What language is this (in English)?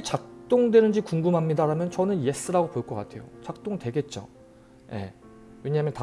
Korean